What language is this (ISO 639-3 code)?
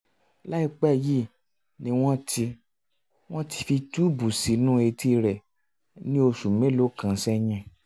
yor